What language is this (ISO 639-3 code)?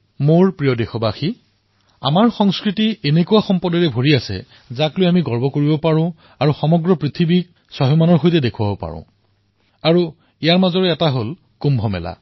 asm